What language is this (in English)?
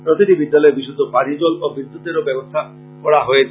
Bangla